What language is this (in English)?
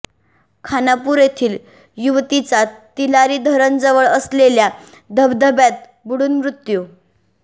Marathi